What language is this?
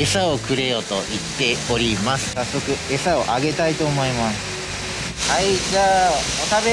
Japanese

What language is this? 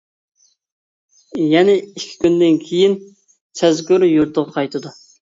Uyghur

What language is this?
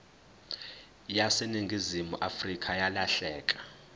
Zulu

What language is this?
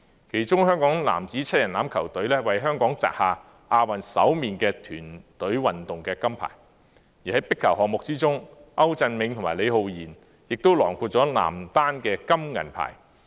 Cantonese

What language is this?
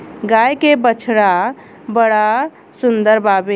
Bhojpuri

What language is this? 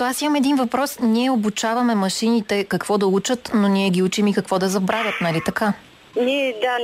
Bulgarian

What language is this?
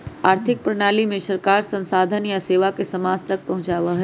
Magahi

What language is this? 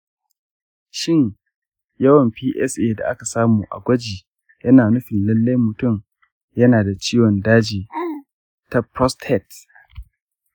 Hausa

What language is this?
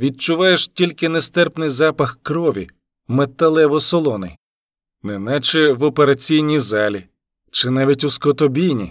Ukrainian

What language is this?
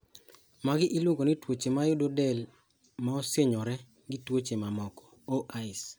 Luo (Kenya and Tanzania)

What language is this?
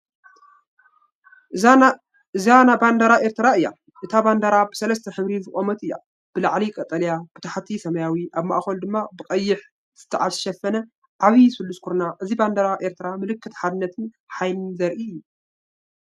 Tigrinya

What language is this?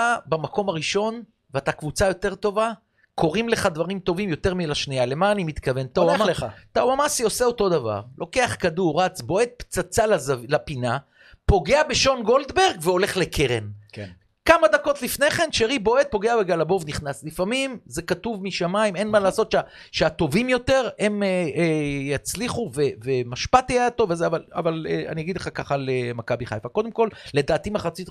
Hebrew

